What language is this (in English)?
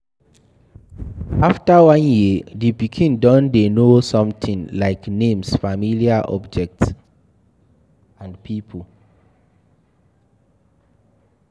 Nigerian Pidgin